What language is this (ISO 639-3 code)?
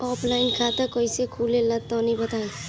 bho